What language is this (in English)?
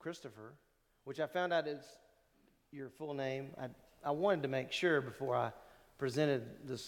English